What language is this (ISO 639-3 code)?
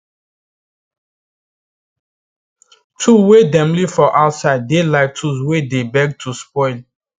pcm